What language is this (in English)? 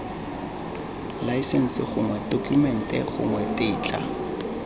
Tswana